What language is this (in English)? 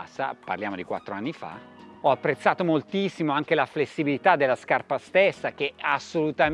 Italian